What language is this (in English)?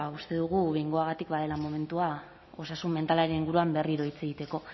Basque